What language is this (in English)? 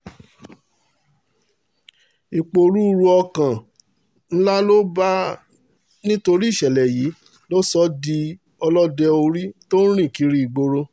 Yoruba